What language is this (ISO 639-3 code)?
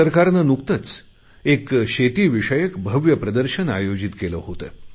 mar